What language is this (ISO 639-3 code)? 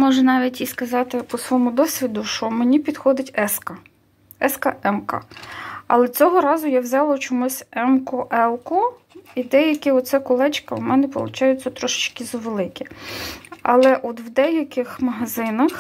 ukr